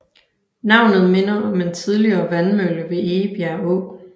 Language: Danish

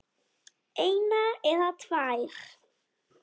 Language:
Icelandic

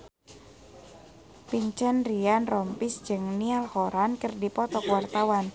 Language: Sundanese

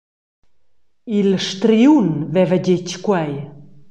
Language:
Romansh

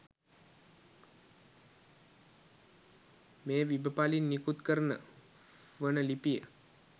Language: Sinhala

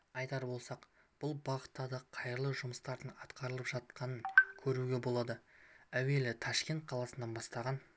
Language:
Kazakh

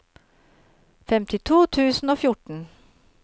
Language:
Norwegian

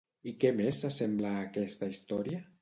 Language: Catalan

